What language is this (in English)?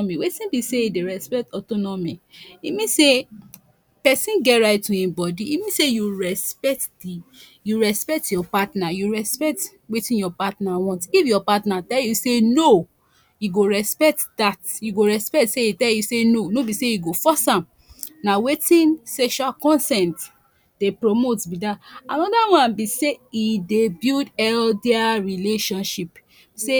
Nigerian Pidgin